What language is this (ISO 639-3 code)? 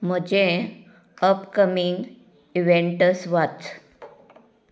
kok